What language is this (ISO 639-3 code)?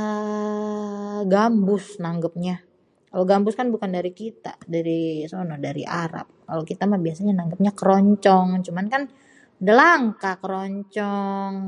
bew